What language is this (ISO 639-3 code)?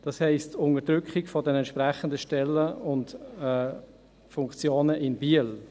gsw